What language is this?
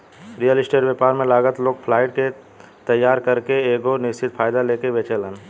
Bhojpuri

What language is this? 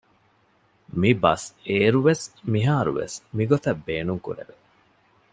Divehi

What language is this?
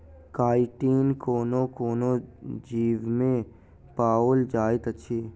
Maithili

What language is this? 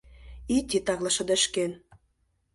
Mari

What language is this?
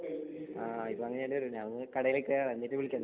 Malayalam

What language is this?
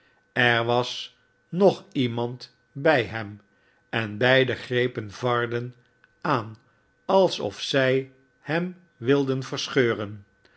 Dutch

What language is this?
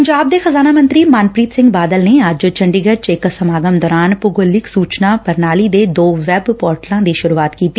Punjabi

